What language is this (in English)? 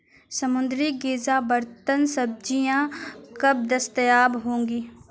Urdu